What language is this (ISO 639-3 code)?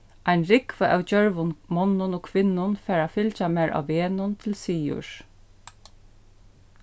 fao